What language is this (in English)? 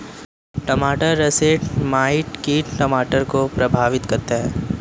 Hindi